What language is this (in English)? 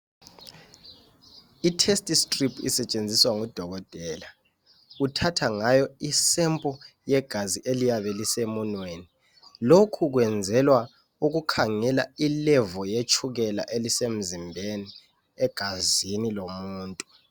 North Ndebele